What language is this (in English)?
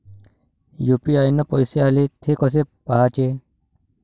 Marathi